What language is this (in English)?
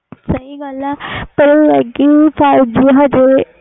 Punjabi